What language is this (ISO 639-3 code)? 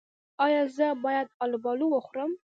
pus